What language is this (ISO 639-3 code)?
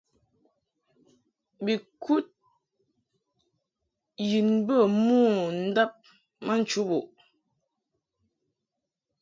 mhk